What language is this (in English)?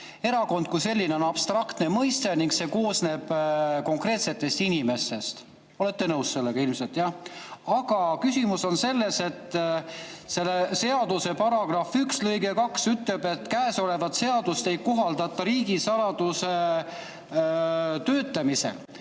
Estonian